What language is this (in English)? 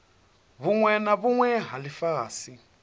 Venda